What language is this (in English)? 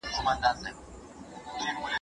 Pashto